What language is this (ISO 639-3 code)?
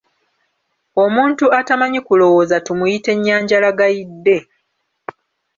lug